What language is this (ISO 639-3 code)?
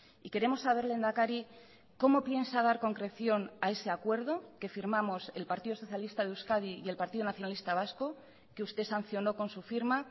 spa